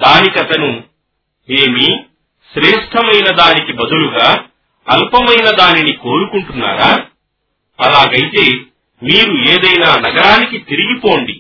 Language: Telugu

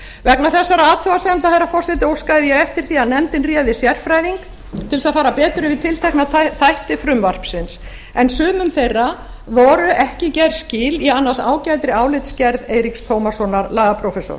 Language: Icelandic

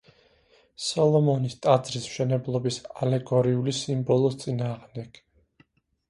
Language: Georgian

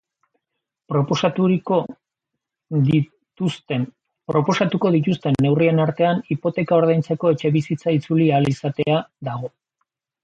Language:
Basque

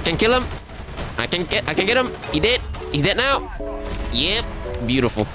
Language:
English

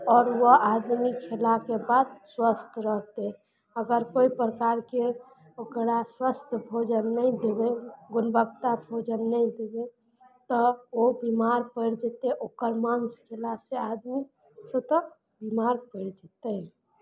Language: Maithili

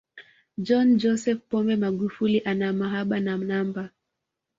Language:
Swahili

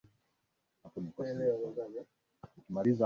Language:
Swahili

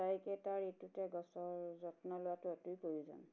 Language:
Assamese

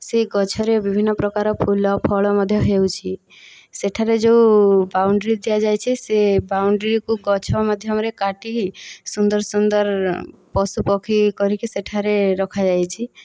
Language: Odia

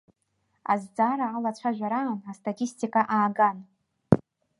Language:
Abkhazian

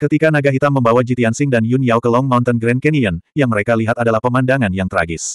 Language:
Indonesian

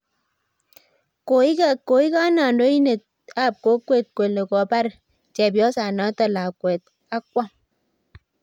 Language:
Kalenjin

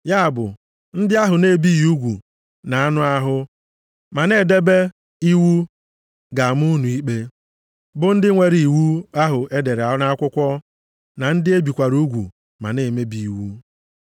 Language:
Igbo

